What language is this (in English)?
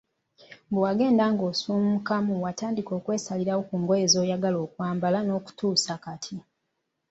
Ganda